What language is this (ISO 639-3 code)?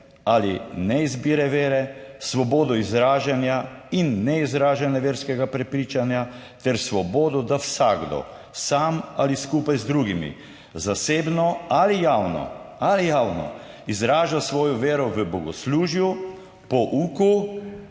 slv